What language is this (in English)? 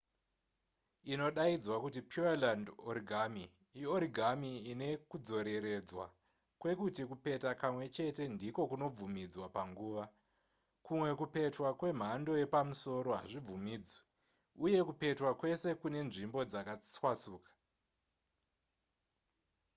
Shona